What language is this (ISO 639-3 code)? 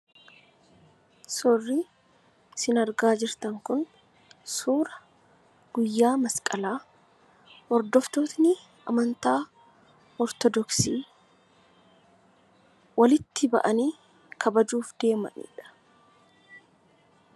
orm